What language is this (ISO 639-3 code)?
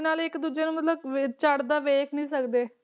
pan